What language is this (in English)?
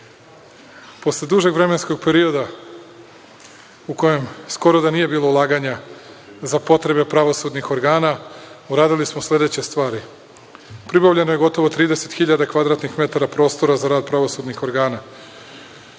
Serbian